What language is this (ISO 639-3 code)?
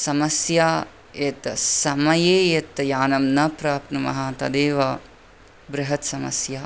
san